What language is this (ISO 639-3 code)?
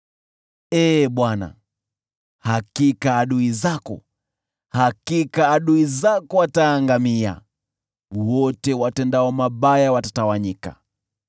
swa